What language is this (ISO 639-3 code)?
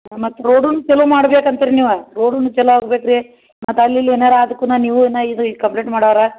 kan